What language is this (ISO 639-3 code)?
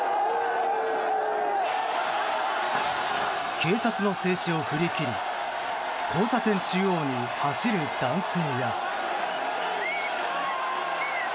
jpn